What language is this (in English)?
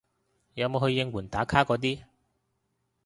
Cantonese